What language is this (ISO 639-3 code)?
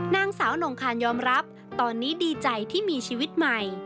tha